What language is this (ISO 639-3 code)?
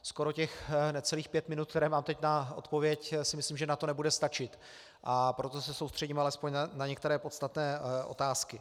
ces